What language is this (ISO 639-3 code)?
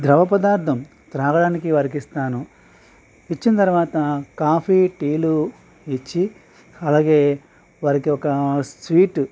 tel